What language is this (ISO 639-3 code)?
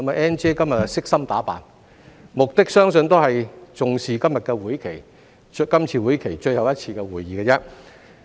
yue